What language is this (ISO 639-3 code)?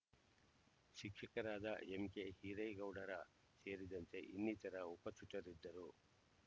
kan